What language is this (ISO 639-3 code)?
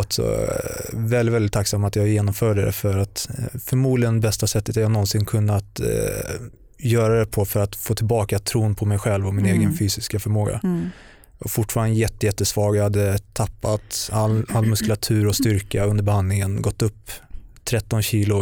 swe